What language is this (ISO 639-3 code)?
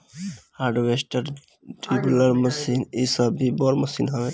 bho